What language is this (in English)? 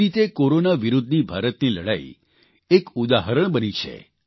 Gujarati